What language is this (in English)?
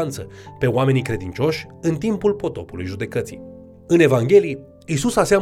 Romanian